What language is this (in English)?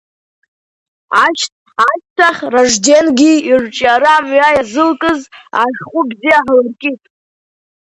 Abkhazian